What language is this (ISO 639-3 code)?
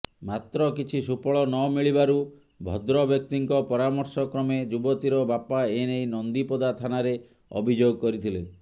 ori